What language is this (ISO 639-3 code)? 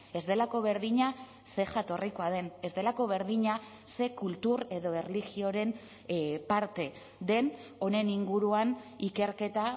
eus